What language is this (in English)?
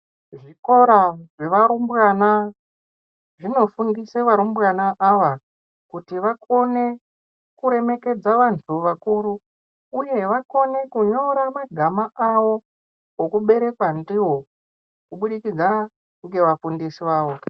Ndau